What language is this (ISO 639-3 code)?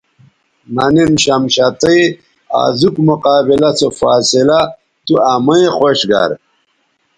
btv